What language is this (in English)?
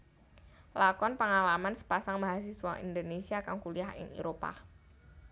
Javanese